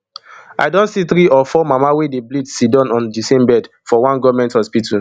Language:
Nigerian Pidgin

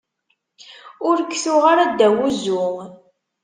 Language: Kabyle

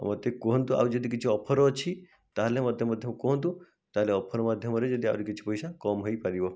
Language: Odia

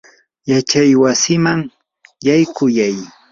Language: Yanahuanca Pasco Quechua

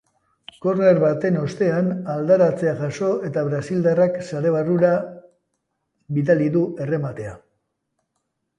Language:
Basque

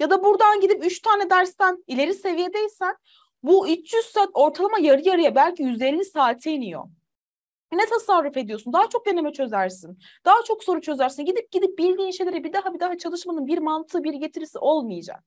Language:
Turkish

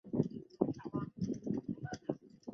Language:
Chinese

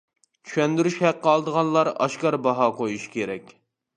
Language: Uyghur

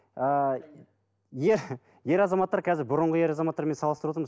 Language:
Kazakh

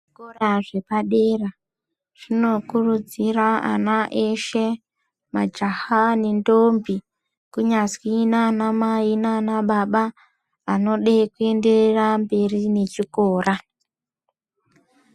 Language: Ndau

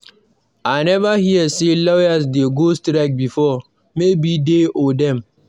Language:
Nigerian Pidgin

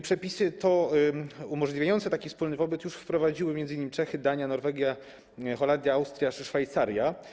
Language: Polish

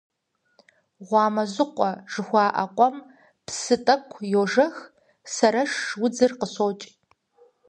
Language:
Kabardian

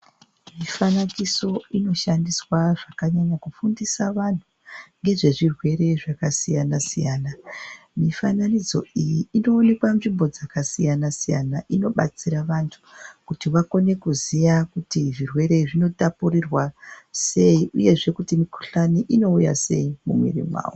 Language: Ndau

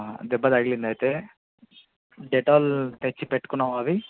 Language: Telugu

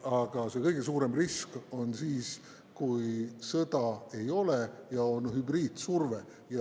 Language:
Estonian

